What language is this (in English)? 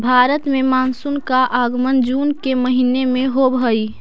Magahi